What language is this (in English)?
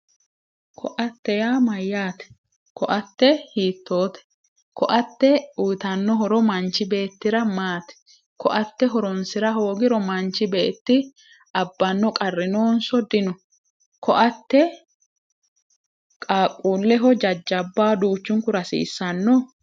Sidamo